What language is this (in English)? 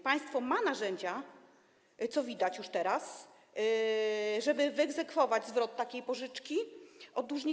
Polish